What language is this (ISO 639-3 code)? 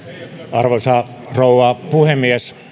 fin